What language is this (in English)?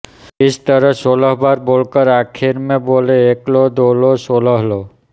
Hindi